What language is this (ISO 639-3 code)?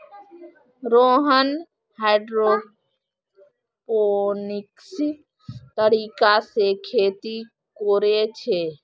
mag